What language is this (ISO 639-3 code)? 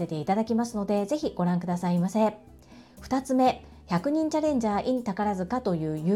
jpn